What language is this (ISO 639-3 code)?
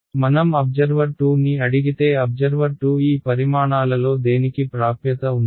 tel